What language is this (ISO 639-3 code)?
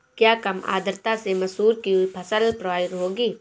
hin